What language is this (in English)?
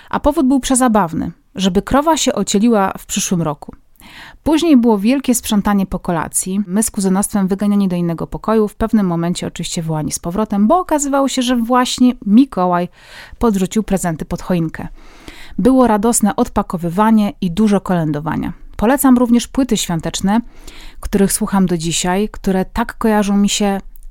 Polish